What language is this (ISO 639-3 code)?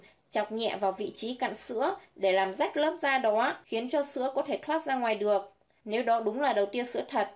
vie